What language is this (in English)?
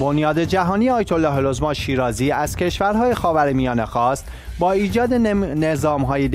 Persian